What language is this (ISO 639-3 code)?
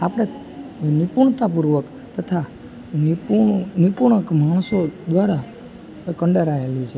guj